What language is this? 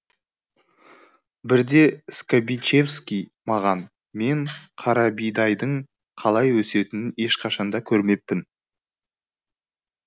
Kazakh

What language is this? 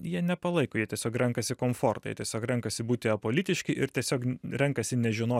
Lithuanian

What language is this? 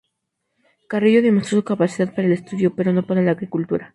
Spanish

